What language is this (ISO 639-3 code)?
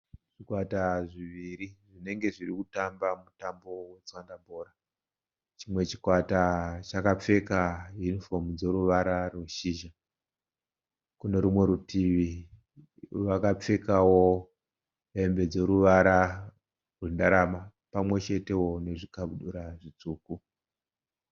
sna